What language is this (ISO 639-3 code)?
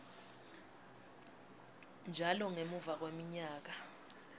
ssw